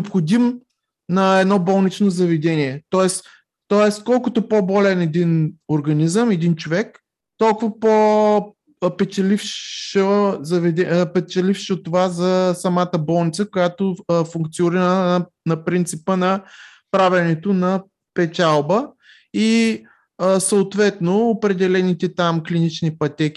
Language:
Bulgarian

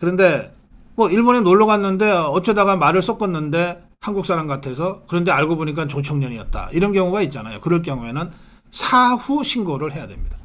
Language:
Korean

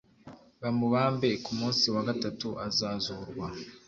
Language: Kinyarwanda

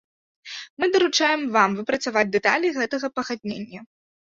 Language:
Belarusian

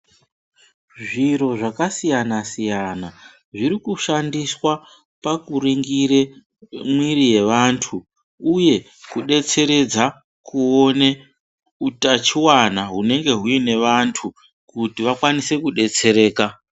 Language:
Ndau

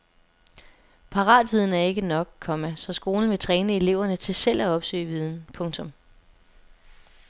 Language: Danish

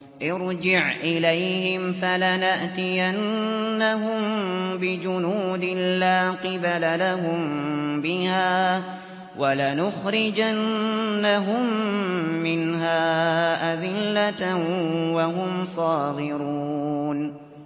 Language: Arabic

